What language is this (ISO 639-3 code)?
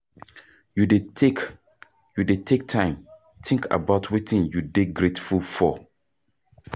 pcm